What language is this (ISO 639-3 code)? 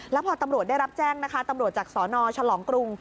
tha